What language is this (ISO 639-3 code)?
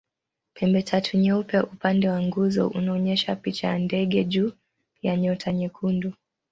swa